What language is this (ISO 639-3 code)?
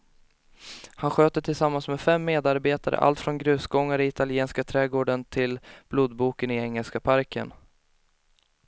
swe